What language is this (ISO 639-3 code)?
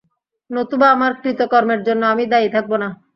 ben